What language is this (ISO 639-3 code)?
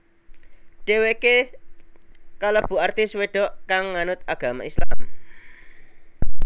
jav